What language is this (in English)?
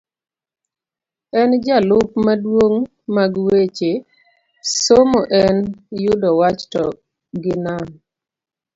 Luo (Kenya and Tanzania)